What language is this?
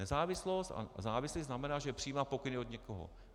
Czech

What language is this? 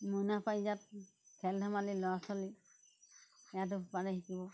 Assamese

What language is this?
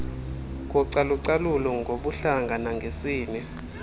Xhosa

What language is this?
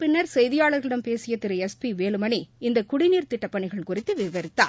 Tamil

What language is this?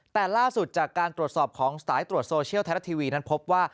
Thai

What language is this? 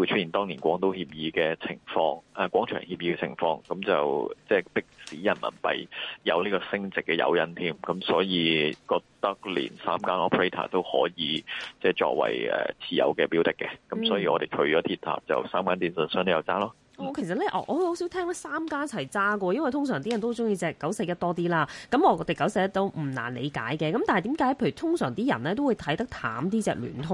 Chinese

